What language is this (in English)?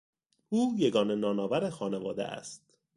Persian